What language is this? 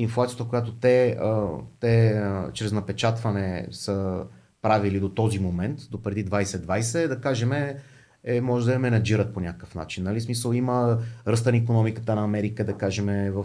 Bulgarian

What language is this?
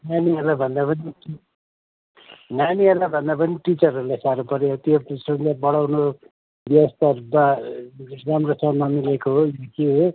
Nepali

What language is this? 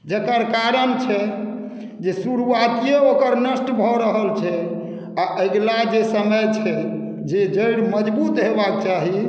Maithili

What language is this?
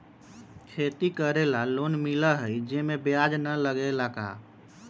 Magahi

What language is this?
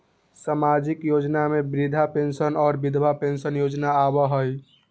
Magahi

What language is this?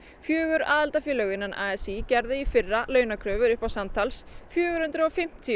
Icelandic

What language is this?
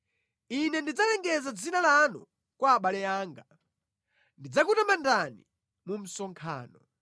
Nyanja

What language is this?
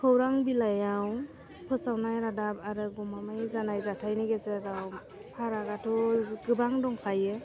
Bodo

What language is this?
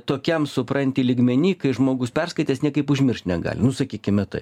Lithuanian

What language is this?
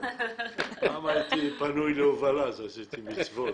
Hebrew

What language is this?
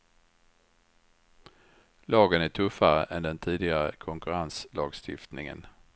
Swedish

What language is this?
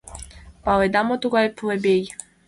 Mari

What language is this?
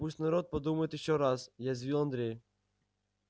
Russian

